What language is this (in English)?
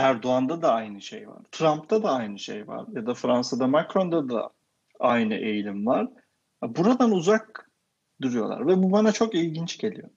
Turkish